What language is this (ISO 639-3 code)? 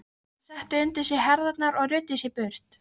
isl